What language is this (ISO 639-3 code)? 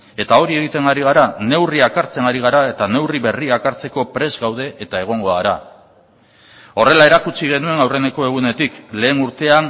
eus